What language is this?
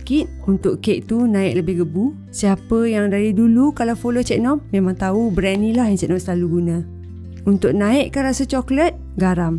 Malay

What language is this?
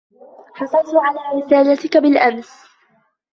Arabic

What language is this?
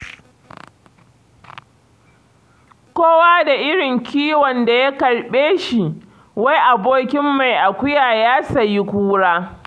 Hausa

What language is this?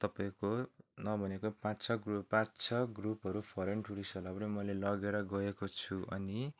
Nepali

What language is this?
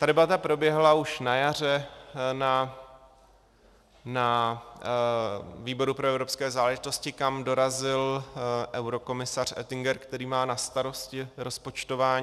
Czech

